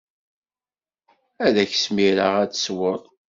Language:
Kabyle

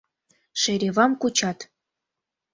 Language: Mari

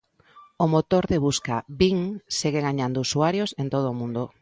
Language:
Galician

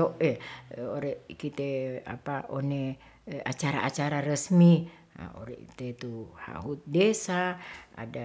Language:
Ratahan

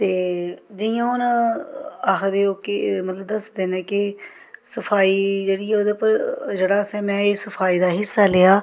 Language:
Dogri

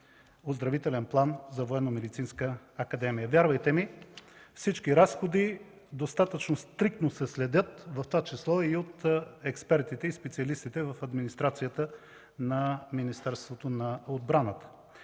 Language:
Bulgarian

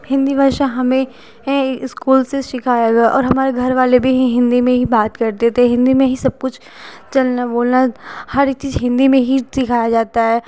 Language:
Hindi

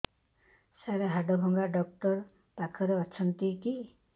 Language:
Odia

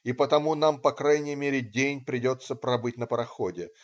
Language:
Russian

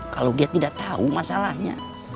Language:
Indonesian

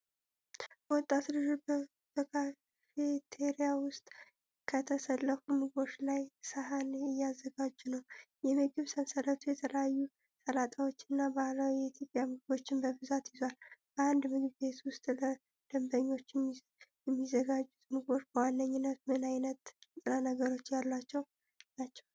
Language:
Amharic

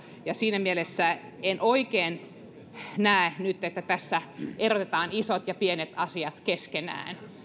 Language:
Finnish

